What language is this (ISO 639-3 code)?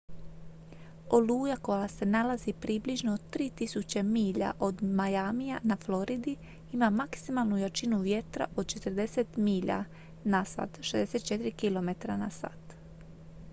hrv